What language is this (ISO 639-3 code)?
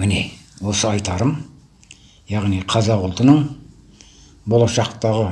kaz